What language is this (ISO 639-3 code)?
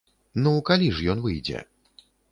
bel